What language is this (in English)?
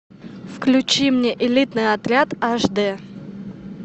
Russian